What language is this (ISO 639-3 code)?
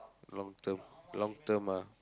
eng